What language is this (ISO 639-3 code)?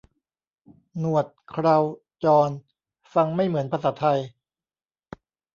tha